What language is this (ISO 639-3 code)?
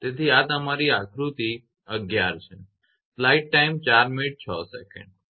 guj